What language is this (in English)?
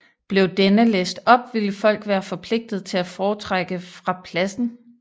Danish